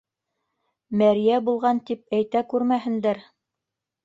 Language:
Bashkir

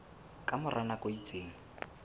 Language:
Southern Sotho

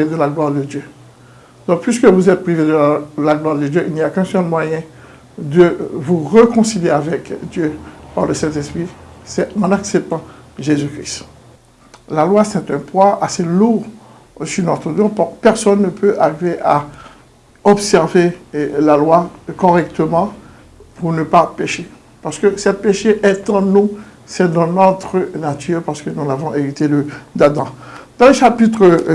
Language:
French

